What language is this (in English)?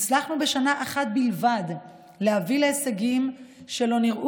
Hebrew